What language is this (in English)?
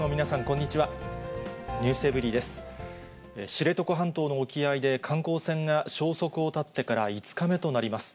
Japanese